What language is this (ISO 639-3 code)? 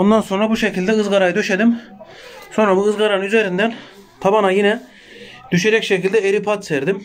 tur